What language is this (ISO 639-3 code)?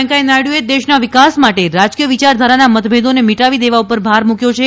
guj